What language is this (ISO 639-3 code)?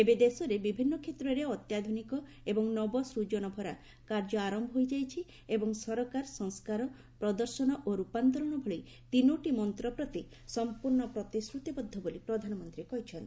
ori